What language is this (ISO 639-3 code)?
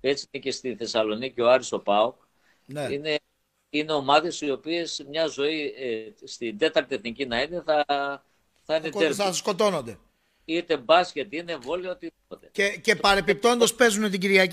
ell